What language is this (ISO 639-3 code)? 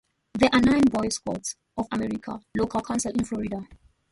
eng